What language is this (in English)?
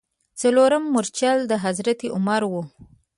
Pashto